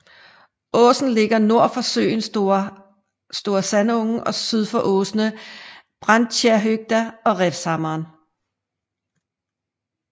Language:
Danish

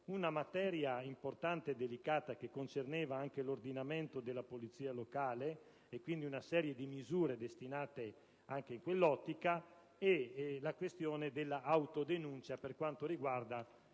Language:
Italian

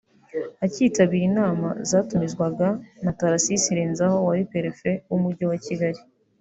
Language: Kinyarwanda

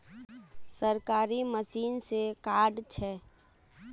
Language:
Magahi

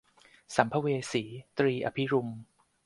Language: Thai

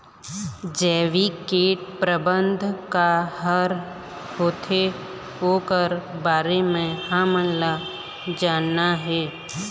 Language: Chhattisgarhi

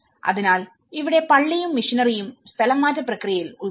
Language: Malayalam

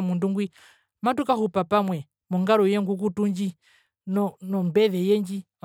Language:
Herero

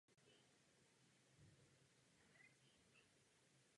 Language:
Czech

